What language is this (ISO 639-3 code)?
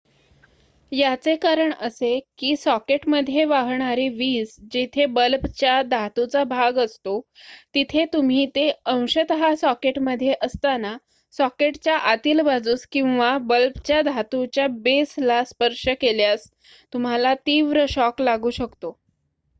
mar